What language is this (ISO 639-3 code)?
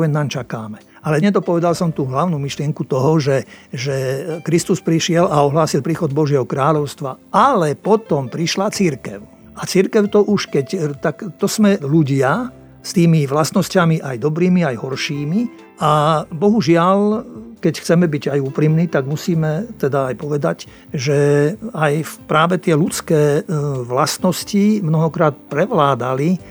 slk